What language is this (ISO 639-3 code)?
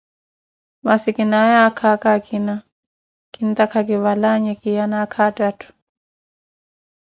eko